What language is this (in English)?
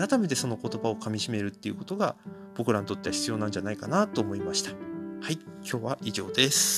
Japanese